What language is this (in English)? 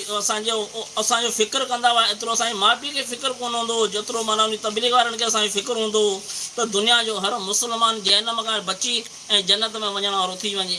Sindhi